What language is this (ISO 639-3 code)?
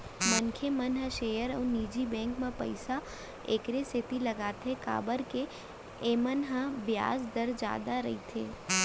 hne